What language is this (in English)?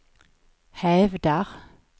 Swedish